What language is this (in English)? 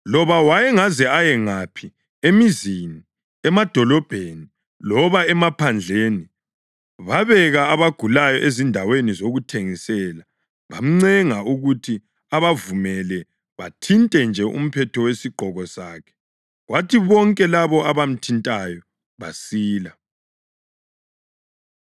North Ndebele